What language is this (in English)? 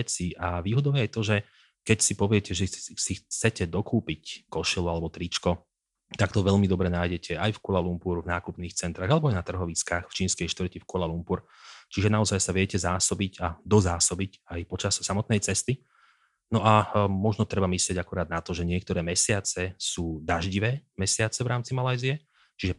Slovak